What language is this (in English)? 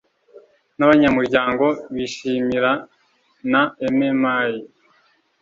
Kinyarwanda